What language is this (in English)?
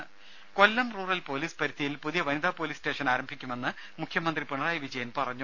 Malayalam